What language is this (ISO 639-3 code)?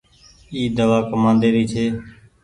gig